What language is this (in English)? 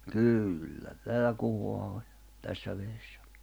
Finnish